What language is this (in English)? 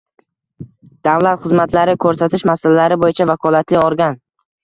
Uzbek